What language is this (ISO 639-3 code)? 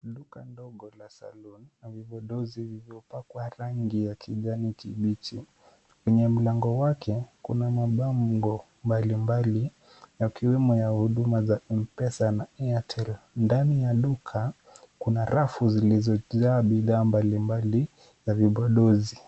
swa